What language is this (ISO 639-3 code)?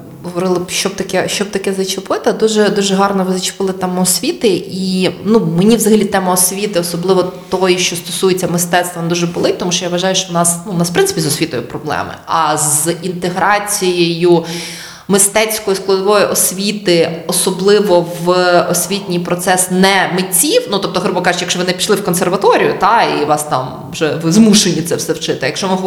ukr